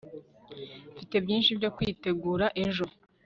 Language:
Kinyarwanda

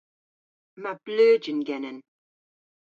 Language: Cornish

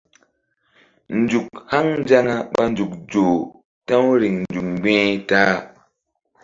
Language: Mbum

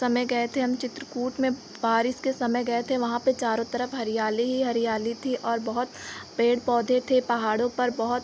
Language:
Hindi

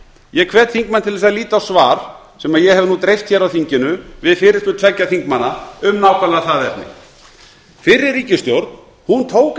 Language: Icelandic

